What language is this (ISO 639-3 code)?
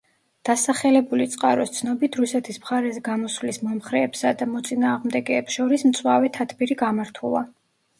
kat